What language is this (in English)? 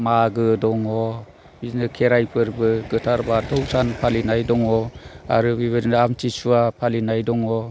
Bodo